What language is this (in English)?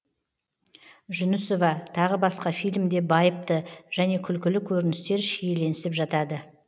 Kazakh